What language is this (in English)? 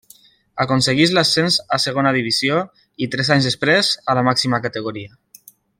Catalan